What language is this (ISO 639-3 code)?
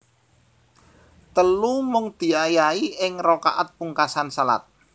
jav